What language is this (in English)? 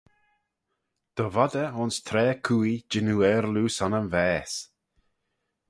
Manx